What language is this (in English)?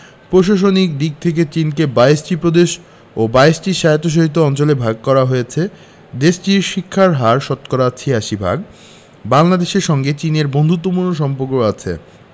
Bangla